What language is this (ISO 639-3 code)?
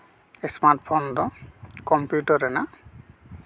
sat